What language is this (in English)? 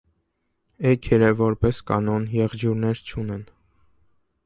Armenian